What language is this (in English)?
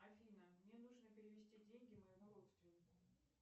Russian